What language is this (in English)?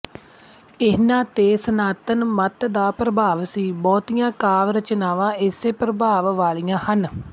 Punjabi